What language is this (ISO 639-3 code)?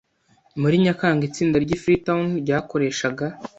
kin